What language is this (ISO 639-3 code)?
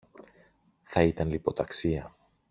ell